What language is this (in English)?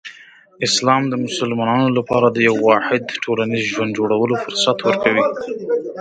Pashto